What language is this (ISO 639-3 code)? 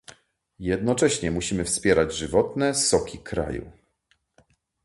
pol